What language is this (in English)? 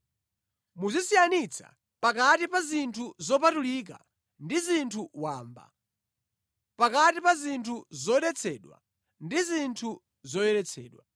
Nyanja